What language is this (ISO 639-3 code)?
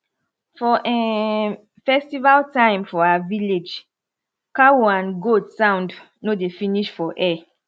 pcm